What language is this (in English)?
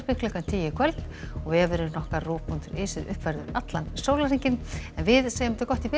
Icelandic